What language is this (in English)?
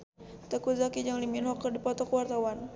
Sundanese